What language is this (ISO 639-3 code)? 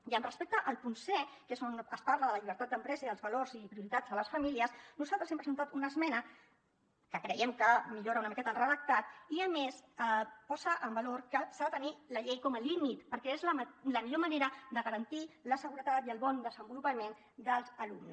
cat